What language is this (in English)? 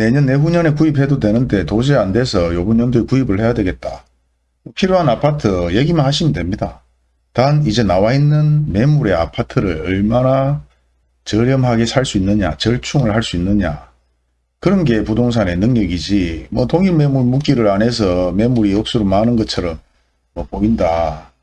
Korean